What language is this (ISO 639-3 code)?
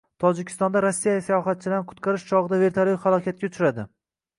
uzb